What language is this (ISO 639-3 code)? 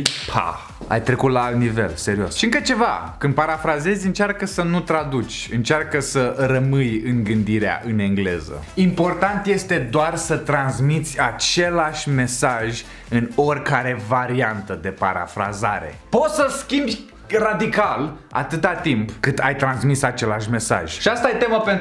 ron